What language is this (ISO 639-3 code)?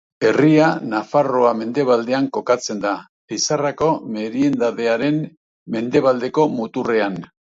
eus